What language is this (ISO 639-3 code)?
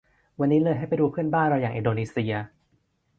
tha